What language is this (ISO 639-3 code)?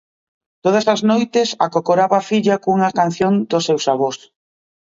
glg